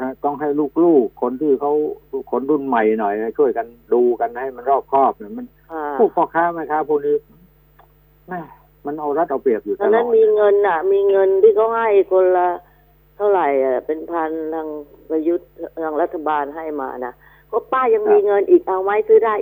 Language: Thai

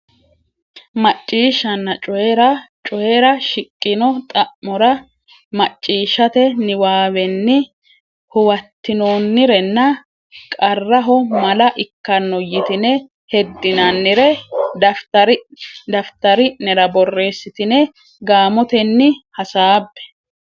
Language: Sidamo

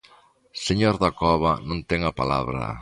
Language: Galician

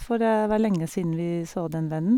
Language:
Norwegian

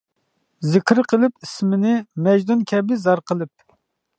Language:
Uyghur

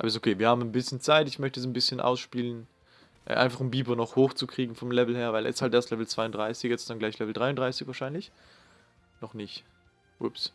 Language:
German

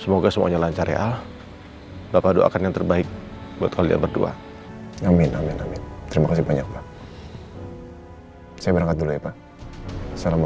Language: Indonesian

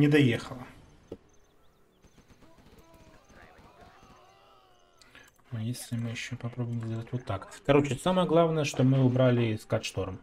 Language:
Russian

